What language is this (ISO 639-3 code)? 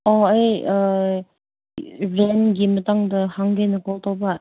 mni